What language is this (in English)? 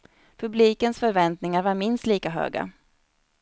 Swedish